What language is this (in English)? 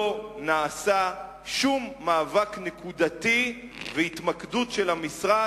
Hebrew